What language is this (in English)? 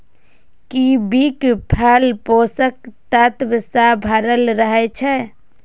Maithili